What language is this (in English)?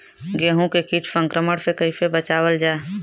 Bhojpuri